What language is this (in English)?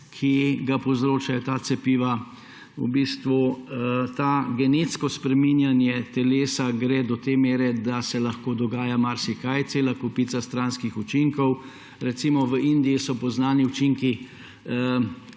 Slovenian